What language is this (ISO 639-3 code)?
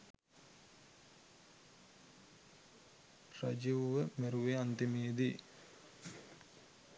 sin